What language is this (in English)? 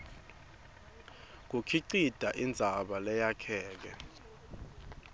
Swati